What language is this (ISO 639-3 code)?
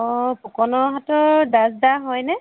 asm